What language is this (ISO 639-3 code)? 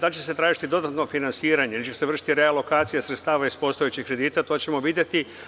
srp